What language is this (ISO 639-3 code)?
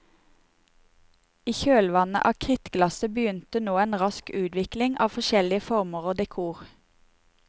nor